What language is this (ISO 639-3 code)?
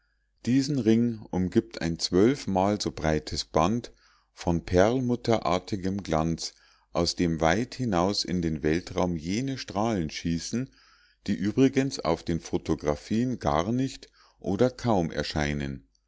deu